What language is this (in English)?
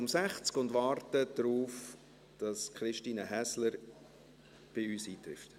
Swiss German